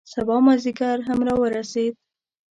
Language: Pashto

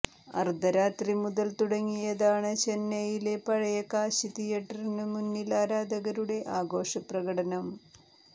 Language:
Malayalam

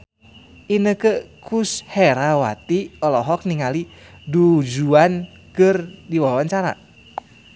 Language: Sundanese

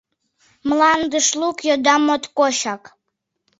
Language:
Mari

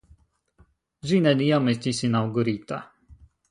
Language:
Esperanto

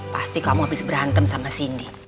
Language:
Indonesian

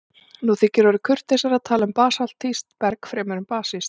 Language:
Icelandic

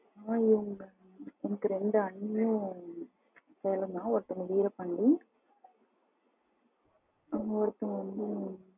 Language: Tamil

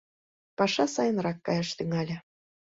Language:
Mari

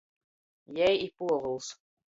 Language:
Latgalian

